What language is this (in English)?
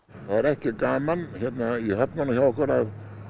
Icelandic